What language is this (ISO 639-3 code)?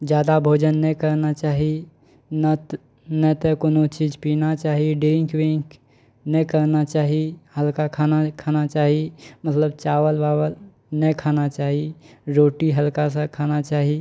mai